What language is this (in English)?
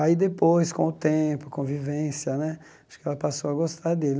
Portuguese